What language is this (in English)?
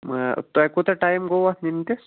Kashmiri